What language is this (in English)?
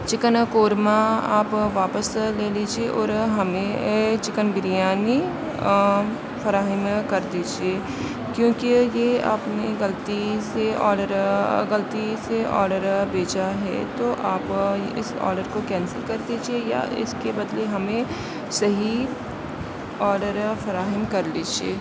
Urdu